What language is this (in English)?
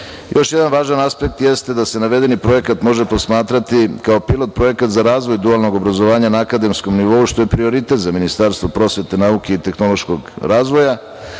Serbian